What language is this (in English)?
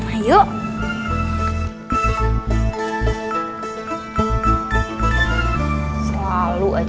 Indonesian